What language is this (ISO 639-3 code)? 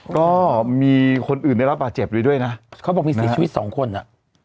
tha